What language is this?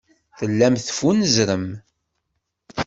Kabyle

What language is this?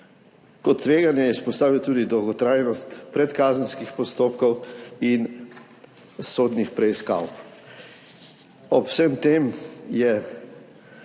Slovenian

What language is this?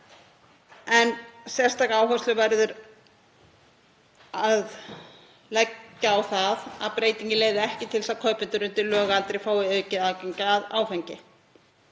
Icelandic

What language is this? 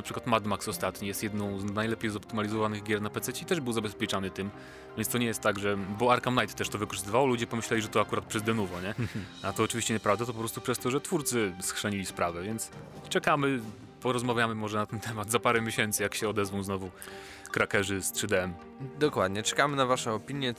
Polish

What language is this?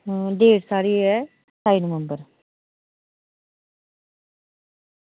Dogri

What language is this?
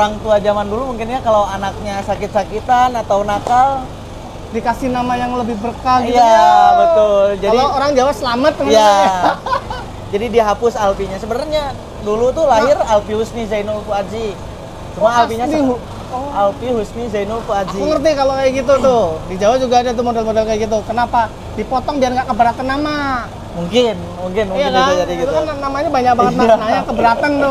Indonesian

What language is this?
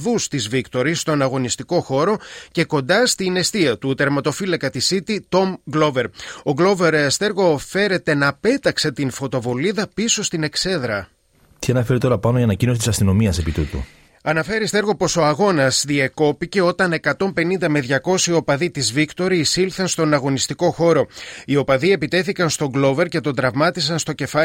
Greek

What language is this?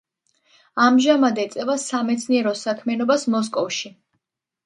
Georgian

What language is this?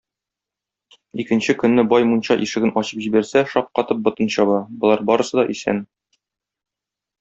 Tatar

